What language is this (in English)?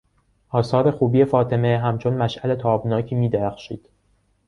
Persian